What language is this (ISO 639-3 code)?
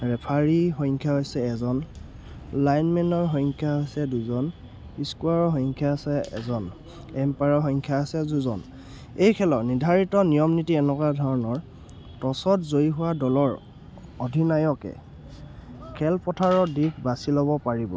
asm